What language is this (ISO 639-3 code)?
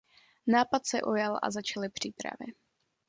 ces